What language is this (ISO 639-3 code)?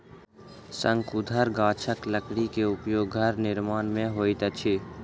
mai